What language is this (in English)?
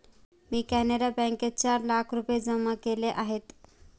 Marathi